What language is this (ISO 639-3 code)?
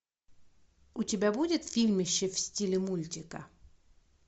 rus